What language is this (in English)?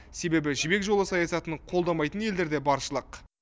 Kazakh